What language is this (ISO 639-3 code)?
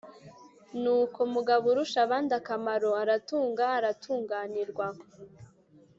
kin